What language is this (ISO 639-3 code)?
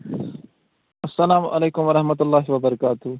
kas